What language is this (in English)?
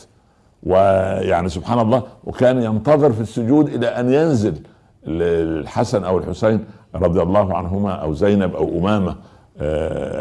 Arabic